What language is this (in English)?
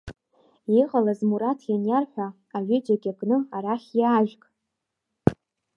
Abkhazian